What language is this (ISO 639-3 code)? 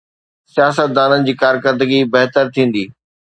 snd